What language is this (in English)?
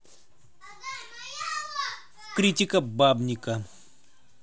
Russian